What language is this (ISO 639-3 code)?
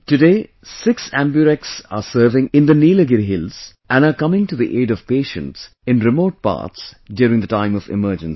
eng